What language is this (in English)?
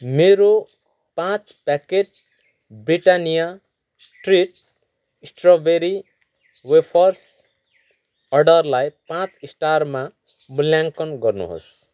Nepali